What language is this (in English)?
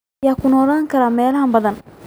Somali